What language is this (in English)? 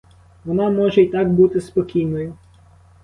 Ukrainian